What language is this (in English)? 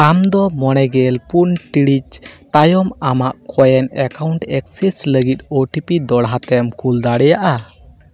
Santali